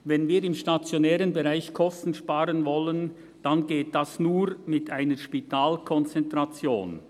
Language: Swiss German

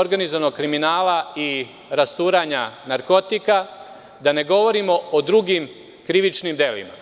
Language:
Serbian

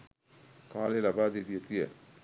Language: Sinhala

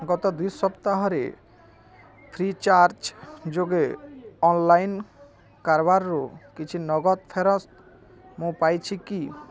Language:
Odia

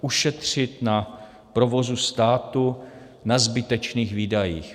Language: Czech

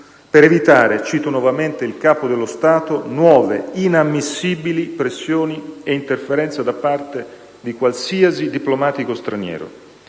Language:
Italian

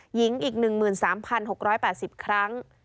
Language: Thai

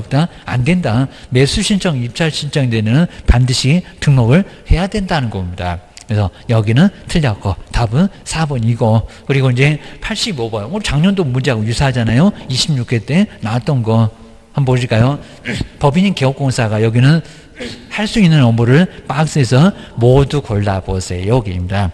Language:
Korean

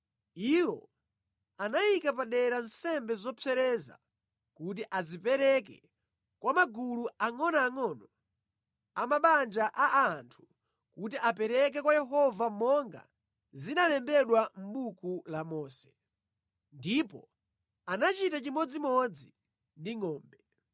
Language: Nyanja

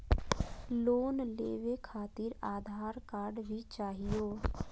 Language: Magahi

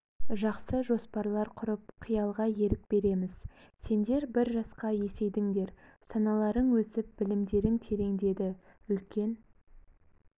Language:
Kazakh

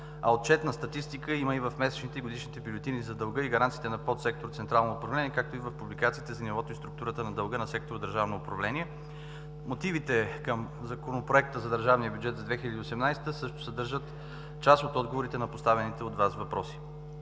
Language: Bulgarian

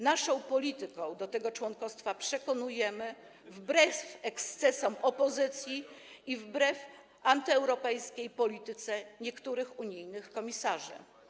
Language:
Polish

